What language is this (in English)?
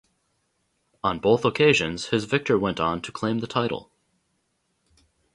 English